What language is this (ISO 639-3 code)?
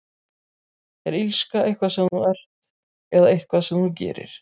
isl